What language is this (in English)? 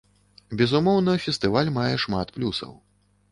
Belarusian